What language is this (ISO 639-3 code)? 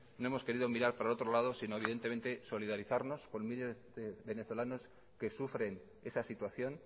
spa